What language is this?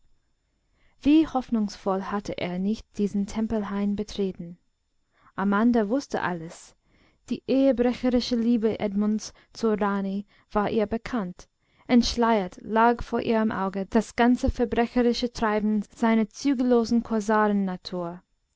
German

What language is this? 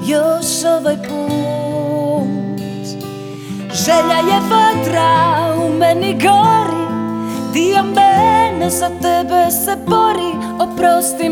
Croatian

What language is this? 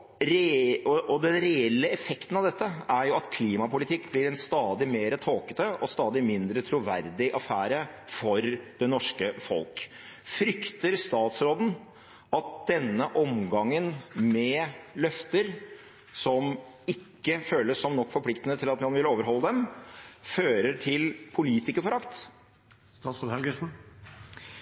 Norwegian Bokmål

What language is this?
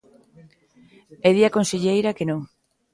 Galician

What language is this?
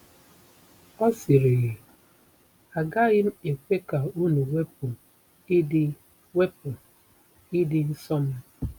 Igbo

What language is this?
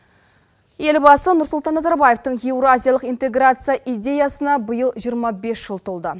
Kazakh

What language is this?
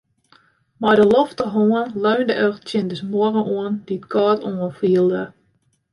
Western Frisian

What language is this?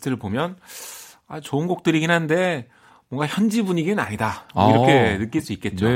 Korean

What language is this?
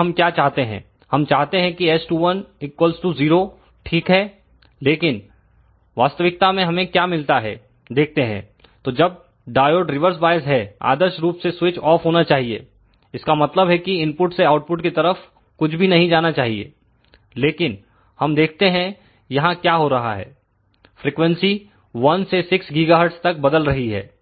Hindi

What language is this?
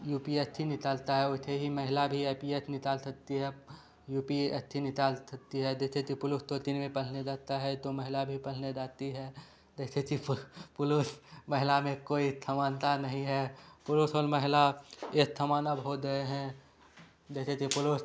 Hindi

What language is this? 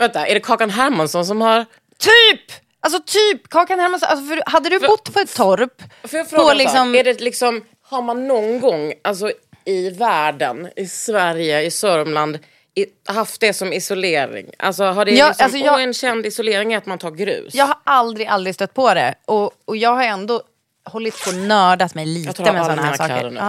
Swedish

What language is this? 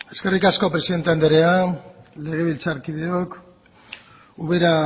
Basque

